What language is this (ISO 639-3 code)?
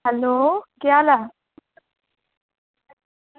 doi